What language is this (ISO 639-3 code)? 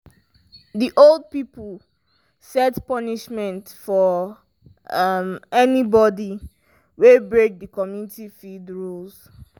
pcm